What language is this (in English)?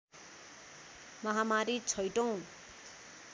Nepali